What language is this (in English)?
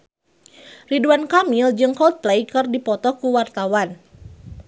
Sundanese